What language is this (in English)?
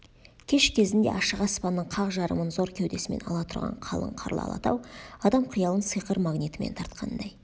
Kazakh